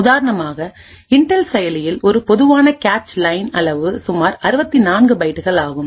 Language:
Tamil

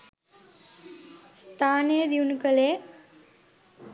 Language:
Sinhala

